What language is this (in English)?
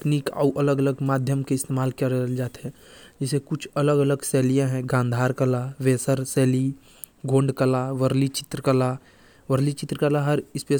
Korwa